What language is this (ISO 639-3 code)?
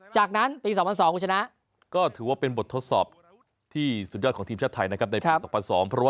tha